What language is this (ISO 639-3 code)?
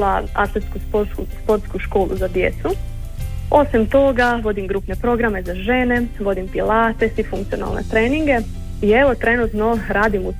hrv